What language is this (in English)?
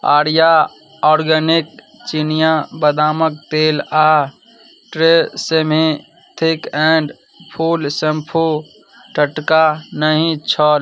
Maithili